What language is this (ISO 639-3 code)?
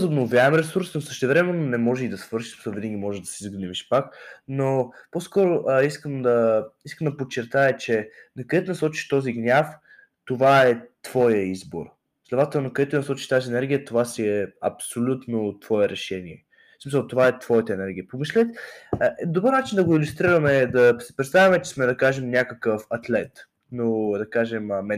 bul